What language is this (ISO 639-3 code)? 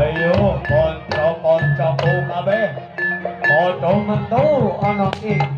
tha